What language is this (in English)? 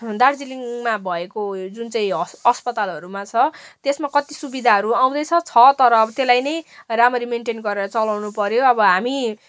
Nepali